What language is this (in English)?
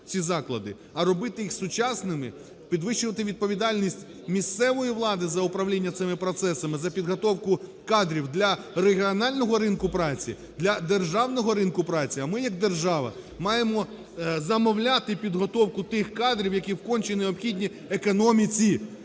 Ukrainian